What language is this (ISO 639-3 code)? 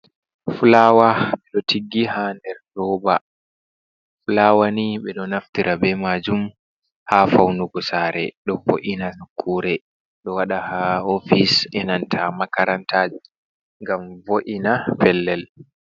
ful